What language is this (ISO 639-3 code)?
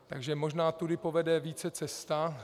ces